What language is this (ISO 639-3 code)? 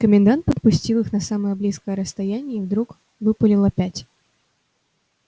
rus